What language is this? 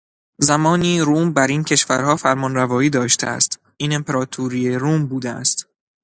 Persian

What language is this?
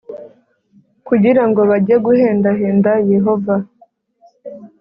Kinyarwanda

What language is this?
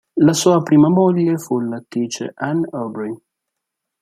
Italian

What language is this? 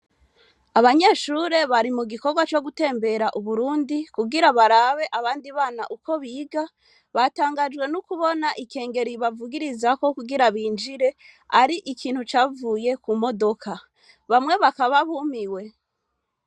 Rundi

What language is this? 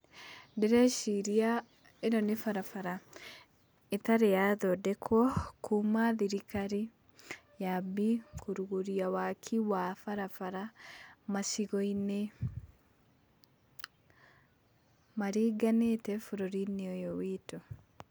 Kikuyu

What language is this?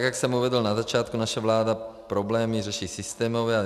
Czech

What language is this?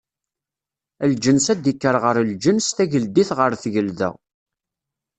Kabyle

